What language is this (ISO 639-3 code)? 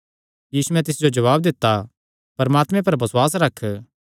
xnr